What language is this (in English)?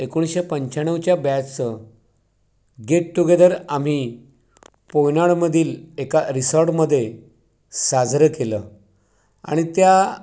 Marathi